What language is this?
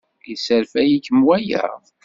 Kabyle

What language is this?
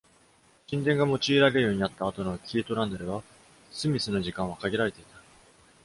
Japanese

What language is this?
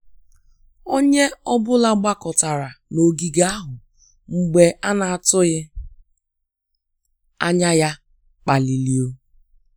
Igbo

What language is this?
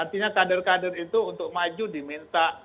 Indonesian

